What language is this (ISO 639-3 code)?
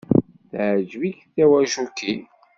kab